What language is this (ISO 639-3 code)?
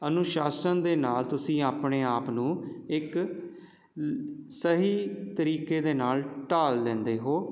pan